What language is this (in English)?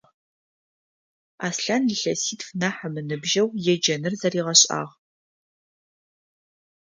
Adyghe